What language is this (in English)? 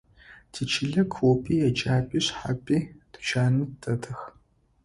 Adyghe